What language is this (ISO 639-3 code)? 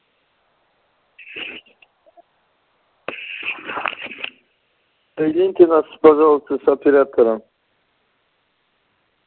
rus